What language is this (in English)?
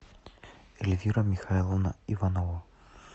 Russian